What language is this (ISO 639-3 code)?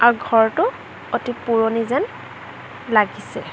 asm